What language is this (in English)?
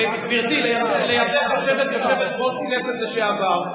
Hebrew